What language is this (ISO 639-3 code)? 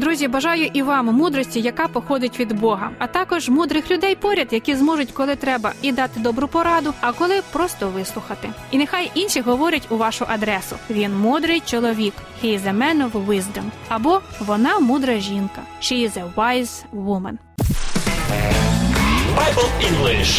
ukr